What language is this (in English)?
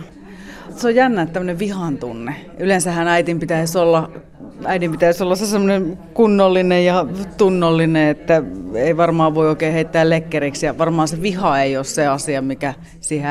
Finnish